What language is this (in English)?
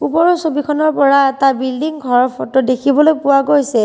Assamese